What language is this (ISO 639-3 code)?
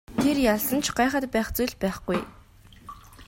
mon